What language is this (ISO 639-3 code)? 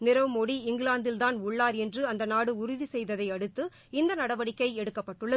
tam